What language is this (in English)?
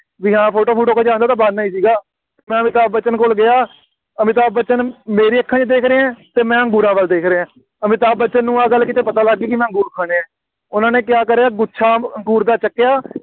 Punjabi